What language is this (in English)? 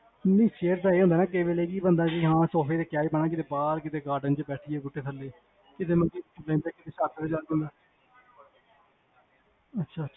Punjabi